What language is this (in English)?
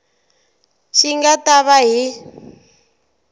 Tsonga